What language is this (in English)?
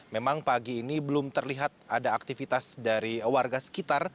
Indonesian